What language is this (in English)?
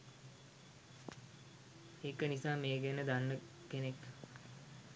Sinhala